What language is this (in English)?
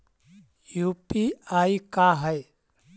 Magahi